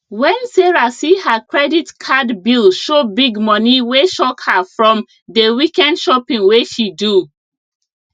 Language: Nigerian Pidgin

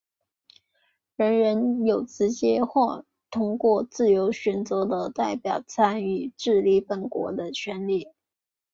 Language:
Chinese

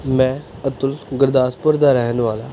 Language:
Punjabi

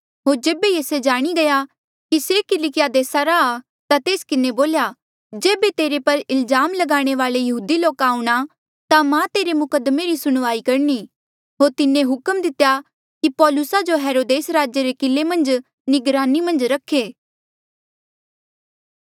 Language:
Mandeali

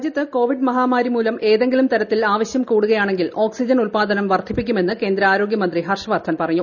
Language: Malayalam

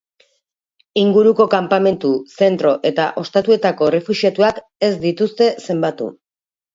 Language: Basque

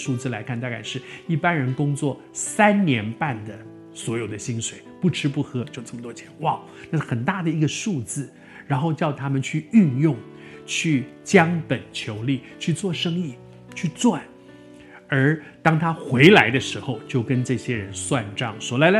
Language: Chinese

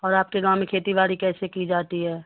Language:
Urdu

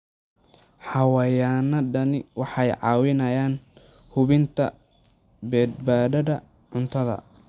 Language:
Somali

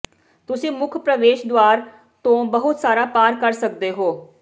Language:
Punjabi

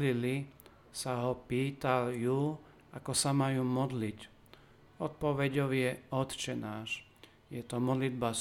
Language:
Slovak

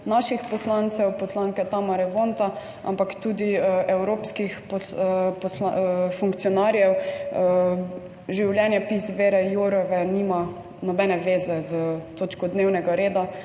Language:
Slovenian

